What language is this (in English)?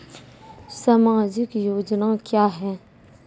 Maithili